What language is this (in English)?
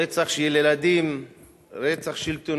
Hebrew